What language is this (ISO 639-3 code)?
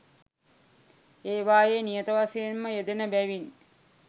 sin